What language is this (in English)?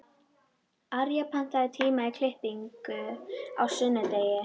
Icelandic